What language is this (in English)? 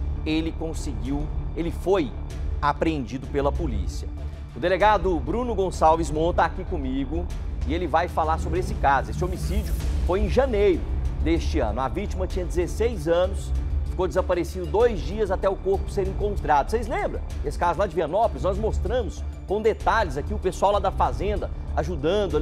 Portuguese